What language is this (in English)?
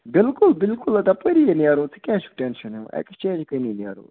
Kashmiri